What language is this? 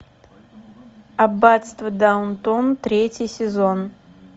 Russian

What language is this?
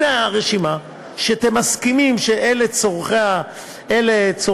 Hebrew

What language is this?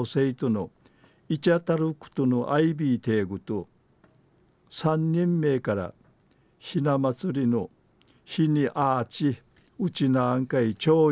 Japanese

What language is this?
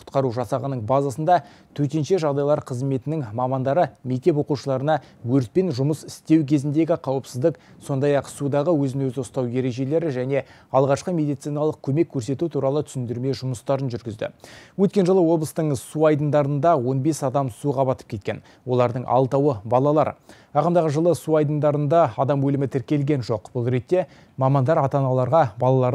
Russian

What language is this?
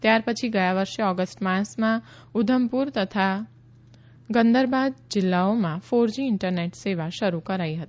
Gujarati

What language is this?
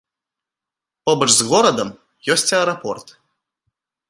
Belarusian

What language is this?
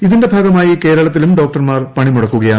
Malayalam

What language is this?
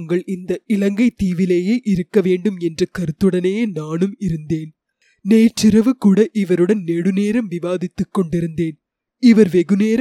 Tamil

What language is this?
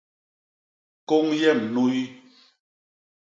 Basaa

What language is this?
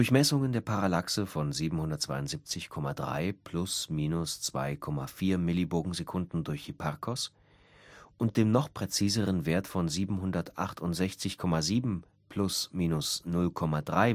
German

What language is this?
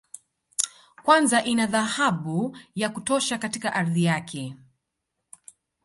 Swahili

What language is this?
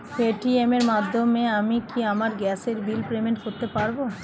Bangla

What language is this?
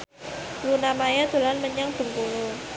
Javanese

